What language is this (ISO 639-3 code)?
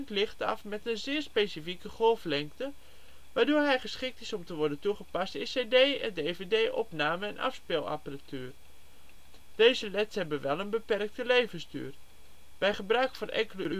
nld